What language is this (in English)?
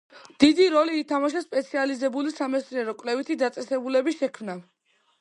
Georgian